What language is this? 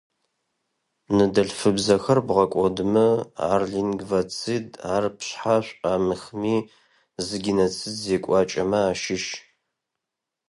Adyghe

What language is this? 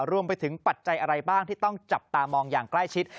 Thai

